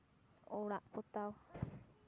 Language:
Santali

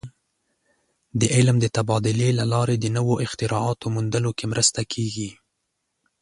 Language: Pashto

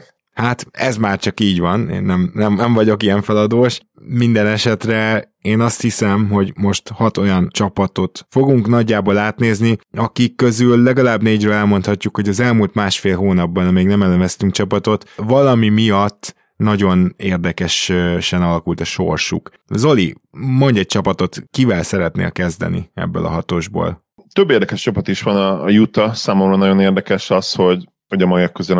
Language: Hungarian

